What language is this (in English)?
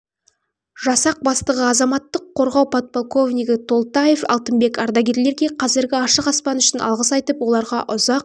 Kazakh